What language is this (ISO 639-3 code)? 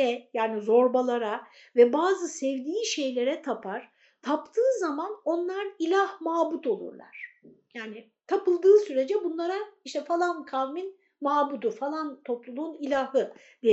tur